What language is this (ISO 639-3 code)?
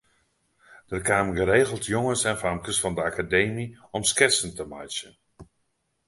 fry